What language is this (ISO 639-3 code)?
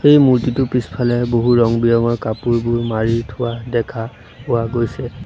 asm